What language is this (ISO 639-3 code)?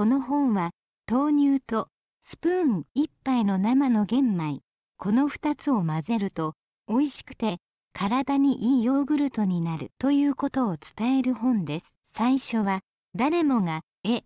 jpn